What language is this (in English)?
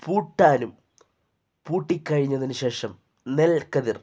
Malayalam